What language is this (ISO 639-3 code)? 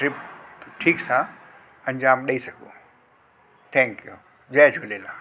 snd